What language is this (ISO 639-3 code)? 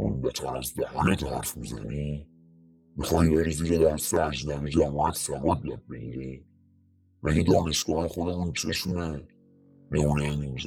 fas